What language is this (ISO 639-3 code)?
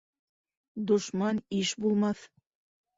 bak